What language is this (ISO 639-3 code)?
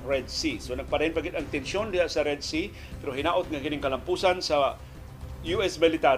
fil